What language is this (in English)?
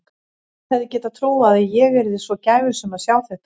Icelandic